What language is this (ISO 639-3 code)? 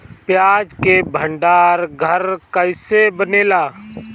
bho